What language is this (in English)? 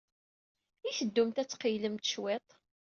Kabyle